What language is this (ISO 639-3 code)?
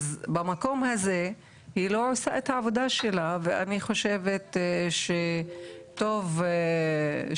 heb